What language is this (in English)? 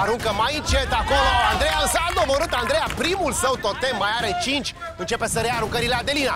Romanian